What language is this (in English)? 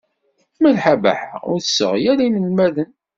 Kabyle